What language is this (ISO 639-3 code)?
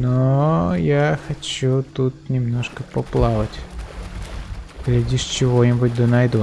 rus